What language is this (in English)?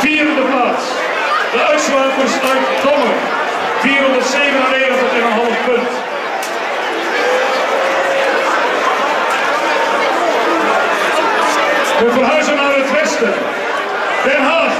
Dutch